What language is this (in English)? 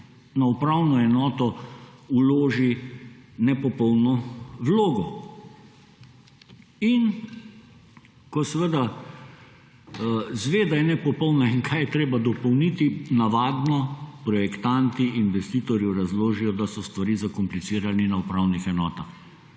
Slovenian